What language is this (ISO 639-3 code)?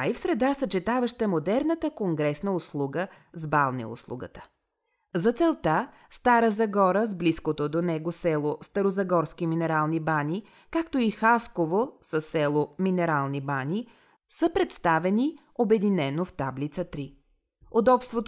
bul